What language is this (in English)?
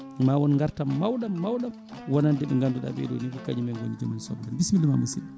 Fula